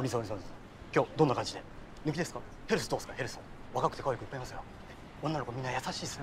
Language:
Japanese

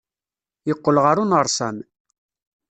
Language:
Kabyle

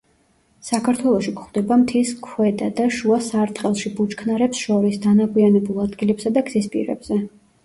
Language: Georgian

